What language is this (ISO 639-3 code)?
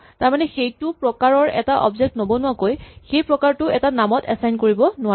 asm